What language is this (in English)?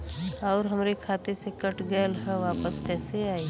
Bhojpuri